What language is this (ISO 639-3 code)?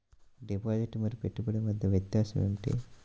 tel